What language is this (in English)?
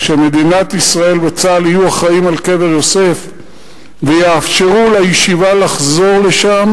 Hebrew